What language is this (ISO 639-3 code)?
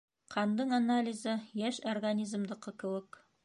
bak